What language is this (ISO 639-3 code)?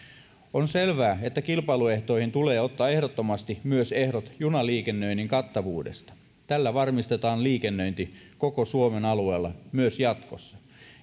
fin